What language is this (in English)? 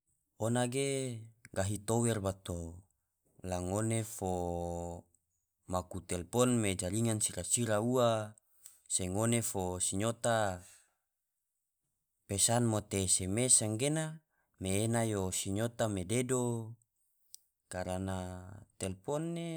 Tidore